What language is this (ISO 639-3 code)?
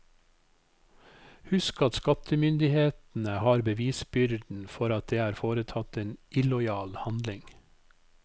nor